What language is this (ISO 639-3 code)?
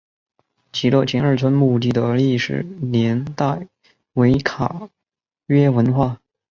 zho